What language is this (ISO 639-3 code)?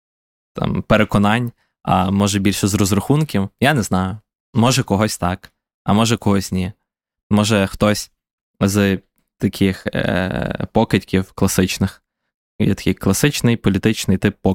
ukr